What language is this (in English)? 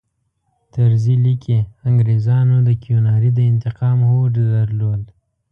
Pashto